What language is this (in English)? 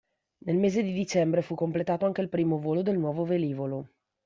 Italian